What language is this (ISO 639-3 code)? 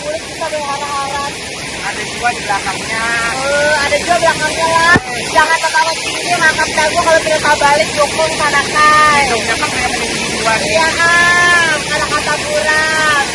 ind